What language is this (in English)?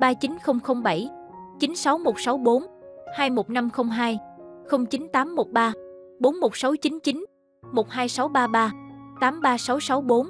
Vietnamese